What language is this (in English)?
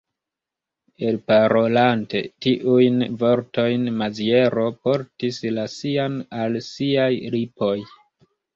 Esperanto